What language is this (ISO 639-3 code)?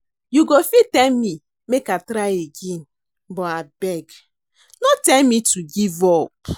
pcm